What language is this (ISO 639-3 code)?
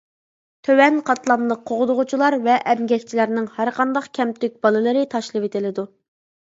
uig